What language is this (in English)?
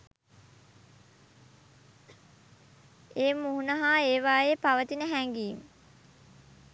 Sinhala